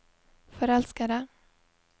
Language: Norwegian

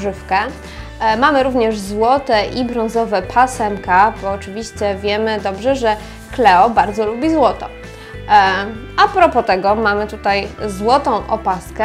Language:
Polish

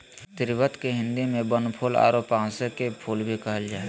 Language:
Magahi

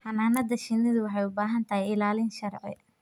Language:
Somali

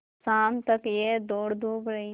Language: Hindi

